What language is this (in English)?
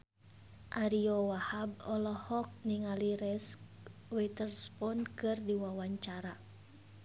Sundanese